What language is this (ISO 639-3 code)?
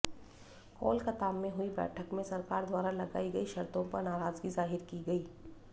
hin